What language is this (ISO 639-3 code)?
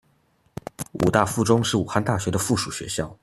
zho